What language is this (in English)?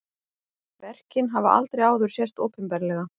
Icelandic